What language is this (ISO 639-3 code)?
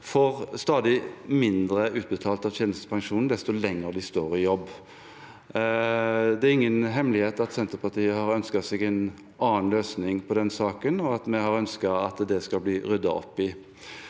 nor